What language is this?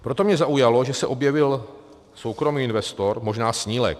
Czech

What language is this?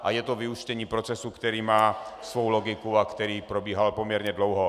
Czech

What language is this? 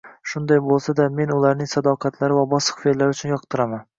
Uzbek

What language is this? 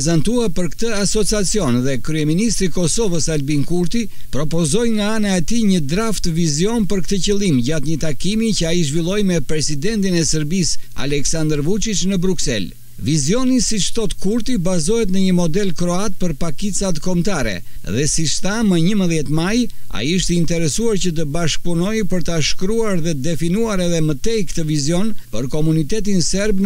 Romanian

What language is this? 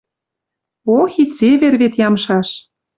Western Mari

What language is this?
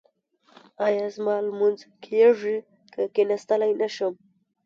Pashto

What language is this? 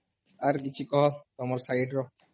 Odia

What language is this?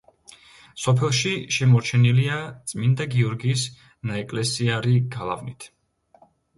Georgian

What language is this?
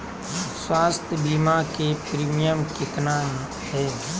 Magahi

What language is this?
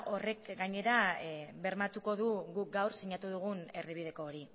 Basque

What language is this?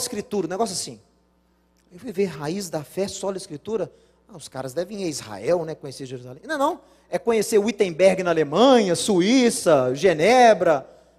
Portuguese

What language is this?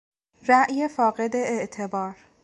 Persian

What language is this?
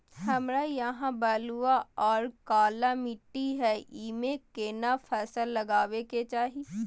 Maithili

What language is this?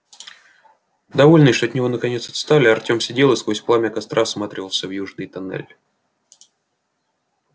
Russian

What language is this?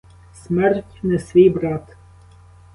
Ukrainian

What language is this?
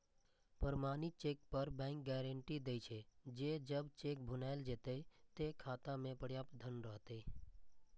Maithili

